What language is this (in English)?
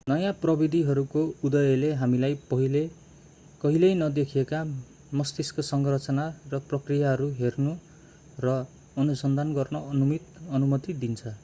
Nepali